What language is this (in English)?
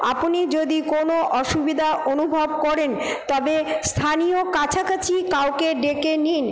Bangla